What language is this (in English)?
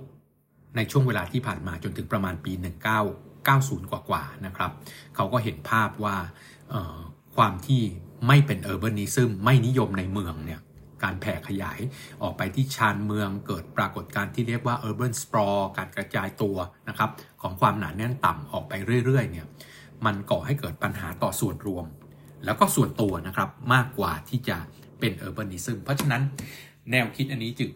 Thai